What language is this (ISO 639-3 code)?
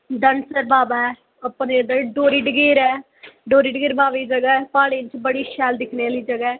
doi